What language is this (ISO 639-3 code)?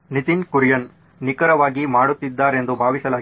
kan